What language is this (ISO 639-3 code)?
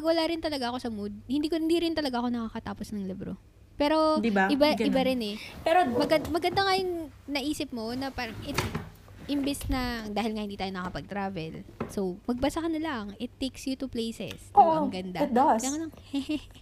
fil